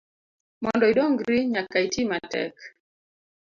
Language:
Luo (Kenya and Tanzania)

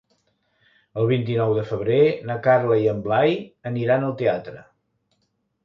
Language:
Catalan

